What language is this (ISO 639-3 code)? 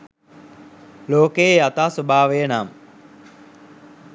sin